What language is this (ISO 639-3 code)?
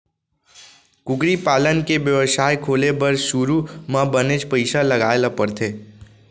hne